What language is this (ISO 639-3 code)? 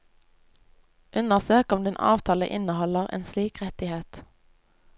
nor